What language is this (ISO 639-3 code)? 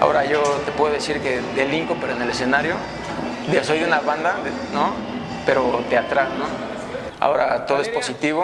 spa